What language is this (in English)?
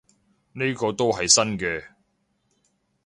Cantonese